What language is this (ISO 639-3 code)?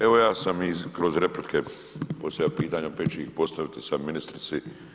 hrv